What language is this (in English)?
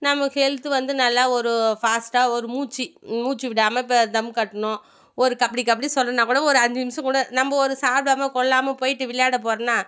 Tamil